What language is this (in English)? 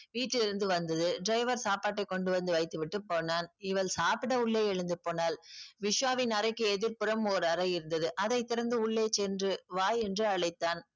Tamil